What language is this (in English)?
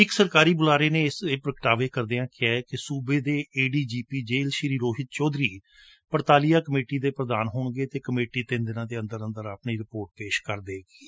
Punjabi